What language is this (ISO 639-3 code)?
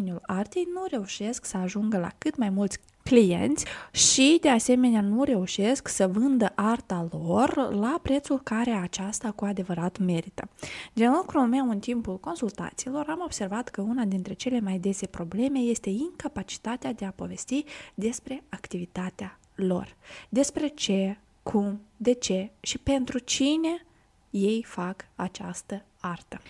ron